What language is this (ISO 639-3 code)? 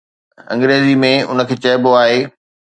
snd